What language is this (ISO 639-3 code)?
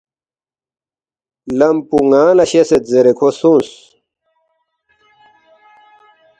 bft